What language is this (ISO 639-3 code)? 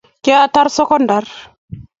kln